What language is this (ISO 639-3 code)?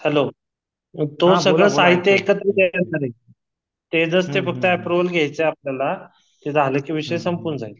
mar